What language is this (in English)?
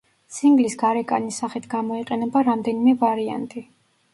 Georgian